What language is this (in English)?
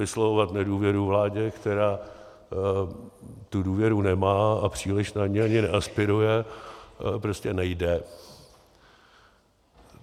Czech